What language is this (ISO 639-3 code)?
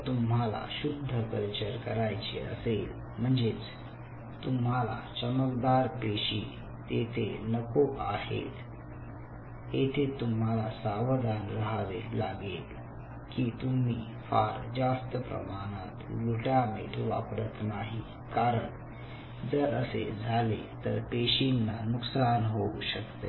mar